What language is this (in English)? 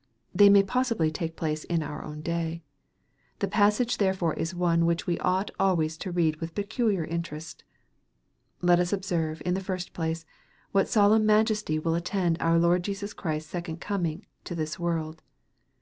English